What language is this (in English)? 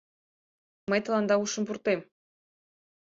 Mari